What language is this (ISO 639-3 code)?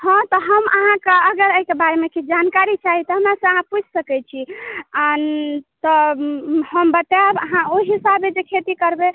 mai